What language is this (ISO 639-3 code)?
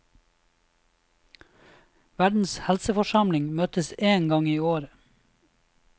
nor